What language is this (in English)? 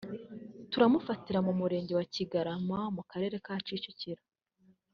Kinyarwanda